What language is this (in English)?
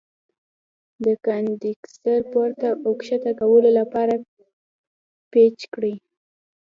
Pashto